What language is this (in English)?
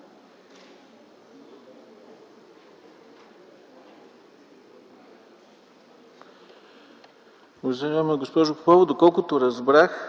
Bulgarian